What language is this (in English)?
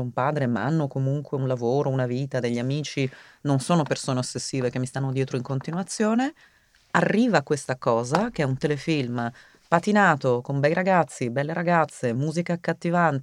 Italian